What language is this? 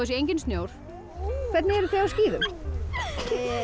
Icelandic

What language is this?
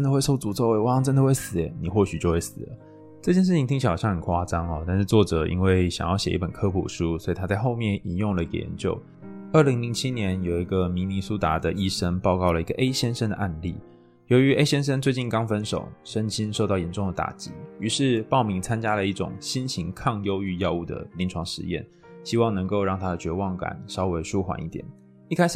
Chinese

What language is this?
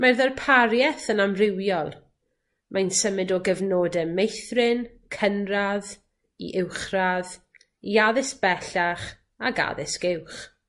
Welsh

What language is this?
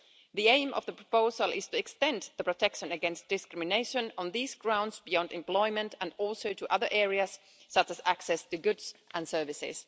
English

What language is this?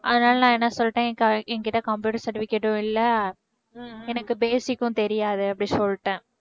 Tamil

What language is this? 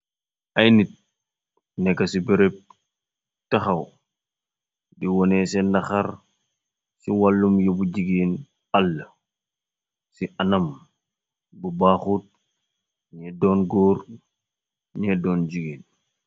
Wolof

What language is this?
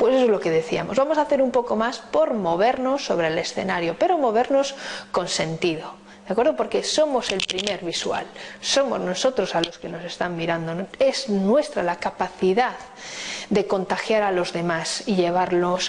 Spanish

